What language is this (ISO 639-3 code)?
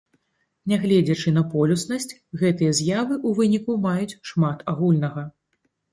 bel